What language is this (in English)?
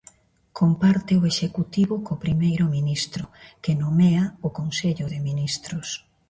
Galician